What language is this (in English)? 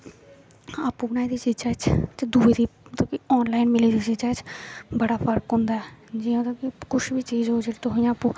Dogri